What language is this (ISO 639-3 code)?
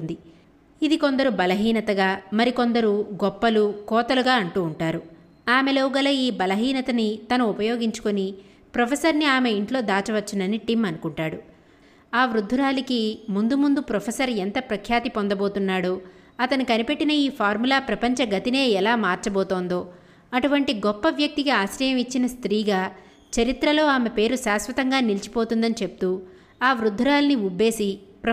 tel